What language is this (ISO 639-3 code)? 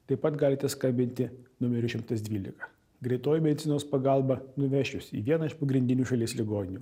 lit